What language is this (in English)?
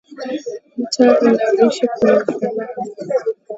Swahili